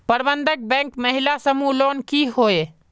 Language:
Magahi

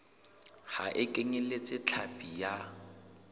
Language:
Southern Sotho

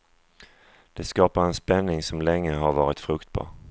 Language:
Swedish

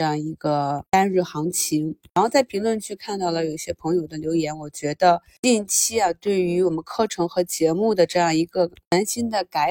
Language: Chinese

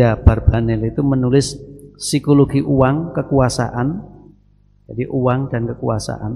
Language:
Indonesian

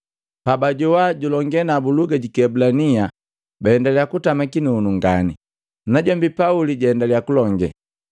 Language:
Matengo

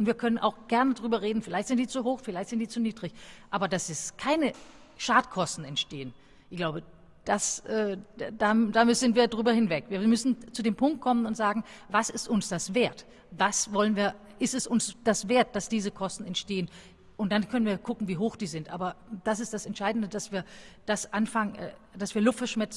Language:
German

